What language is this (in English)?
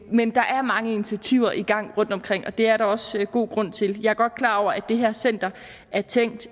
Danish